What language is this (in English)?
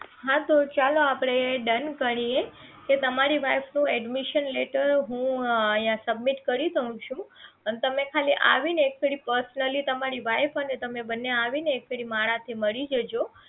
Gujarati